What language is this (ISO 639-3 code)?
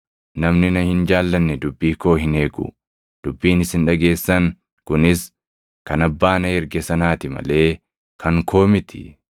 orm